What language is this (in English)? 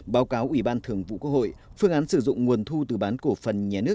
Vietnamese